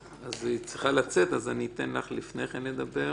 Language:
Hebrew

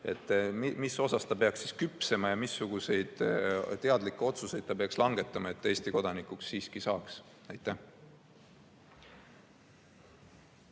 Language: Estonian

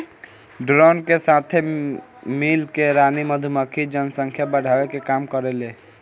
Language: Bhojpuri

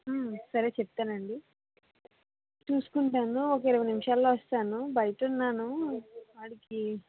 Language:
Telugu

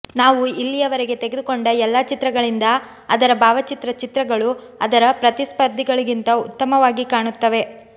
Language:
Kannada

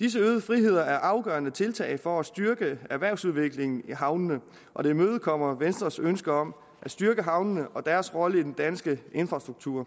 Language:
Danish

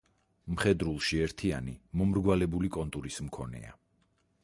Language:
Georgian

